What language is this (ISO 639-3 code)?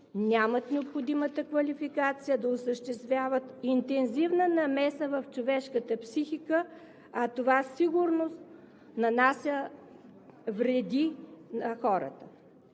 bul